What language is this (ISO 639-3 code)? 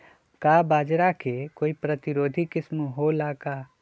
mag